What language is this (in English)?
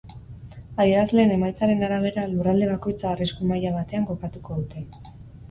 Basque